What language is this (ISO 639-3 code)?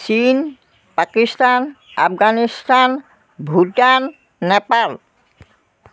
asm